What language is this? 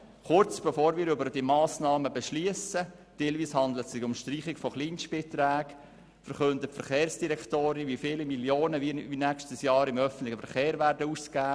Swiss German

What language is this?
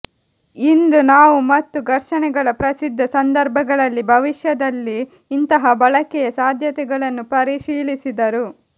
Kannada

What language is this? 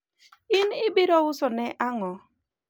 Luo (Kenya and Tanzania)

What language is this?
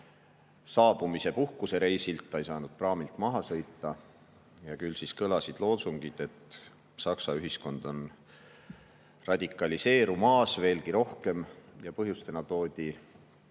Estonian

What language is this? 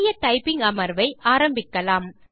Tamil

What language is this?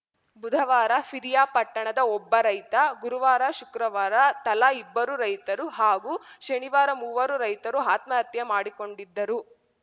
Kannada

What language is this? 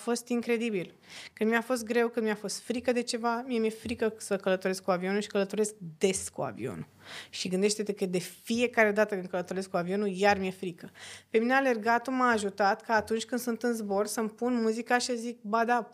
Romanian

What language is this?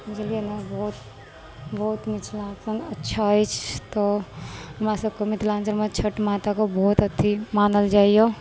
Maithili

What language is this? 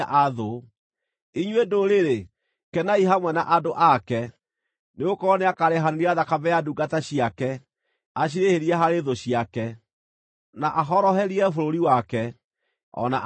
Kikuyu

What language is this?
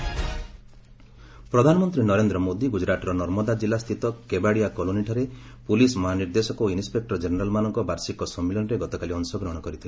Odia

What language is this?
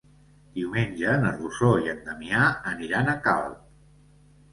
Catalan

